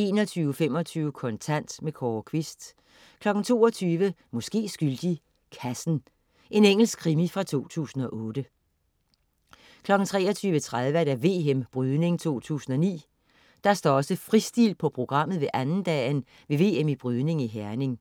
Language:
Danish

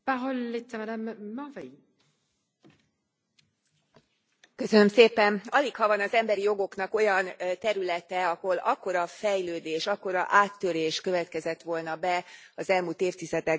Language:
Hungarian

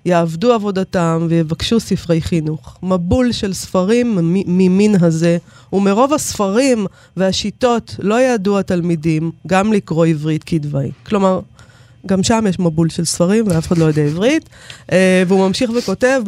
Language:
Hebrew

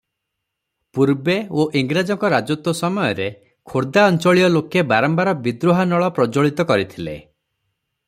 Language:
Odia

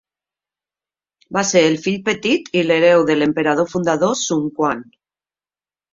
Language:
Catalan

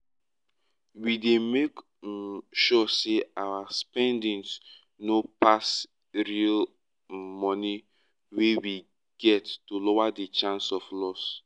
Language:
Nigerian Pidgin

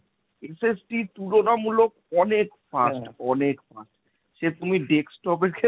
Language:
Bangla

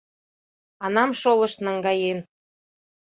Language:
Mari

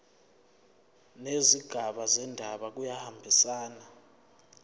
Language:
Zulu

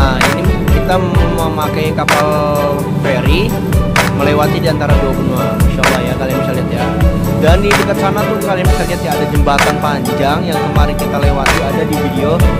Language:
Indonesian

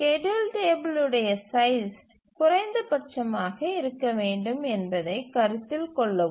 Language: Tamil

